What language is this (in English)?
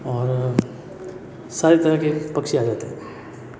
Hindi